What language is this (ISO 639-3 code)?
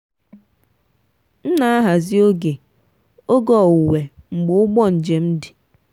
ibo